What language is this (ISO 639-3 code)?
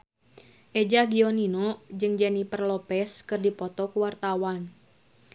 sun